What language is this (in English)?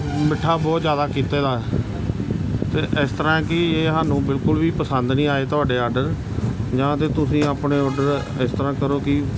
Punjabi